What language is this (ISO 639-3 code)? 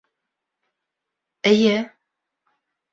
bak